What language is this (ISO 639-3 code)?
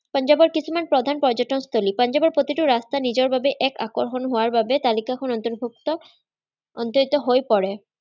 asm